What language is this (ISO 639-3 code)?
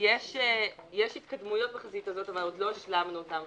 heb